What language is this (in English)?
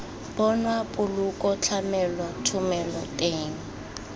Tswana